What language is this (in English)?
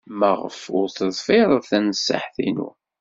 Kabyle